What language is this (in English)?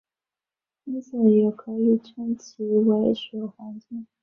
Chinese